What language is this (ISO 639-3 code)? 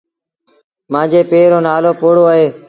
sbn